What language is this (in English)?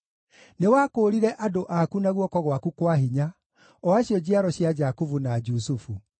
Kikuyu